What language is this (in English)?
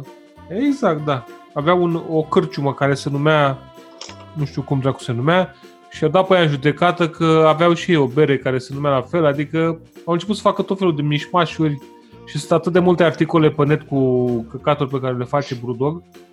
Romanian